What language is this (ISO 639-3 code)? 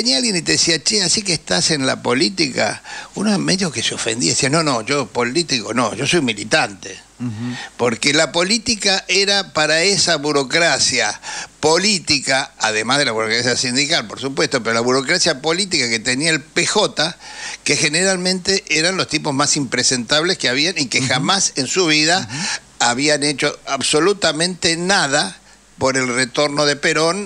spa